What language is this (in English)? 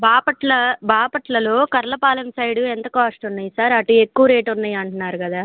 Telugu